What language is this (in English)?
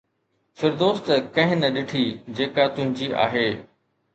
Sindhi